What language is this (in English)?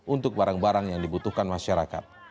Indonesian